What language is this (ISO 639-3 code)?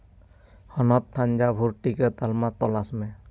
sat